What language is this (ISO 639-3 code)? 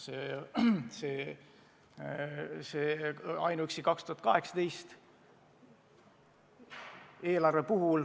est